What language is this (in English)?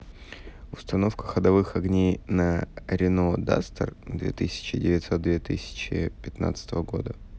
Russian